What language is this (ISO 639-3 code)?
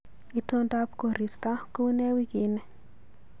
kln